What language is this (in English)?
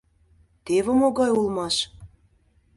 Mari